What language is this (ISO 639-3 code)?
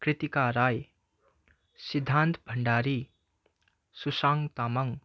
nep